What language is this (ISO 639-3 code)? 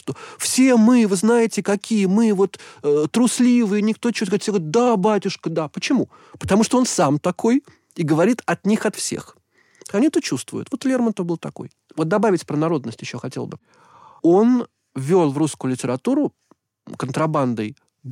rus